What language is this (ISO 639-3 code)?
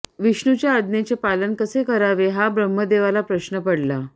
mar